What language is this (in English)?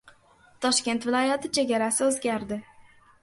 Uzbek